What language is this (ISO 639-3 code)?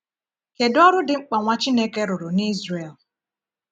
ibo